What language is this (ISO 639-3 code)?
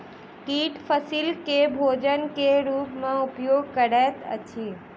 mai